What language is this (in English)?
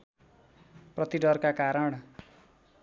Nepali